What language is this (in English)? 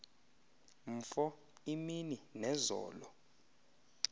Xhosa